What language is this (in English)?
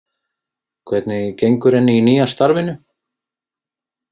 Icelandic